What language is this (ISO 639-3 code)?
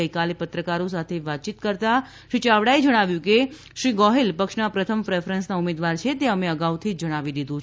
guj